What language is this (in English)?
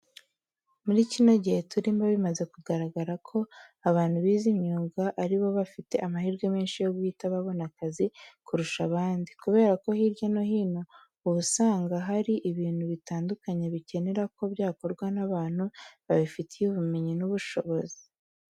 Kinyarwanda